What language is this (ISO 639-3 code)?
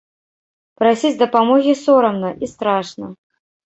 bel